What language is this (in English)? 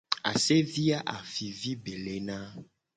Gen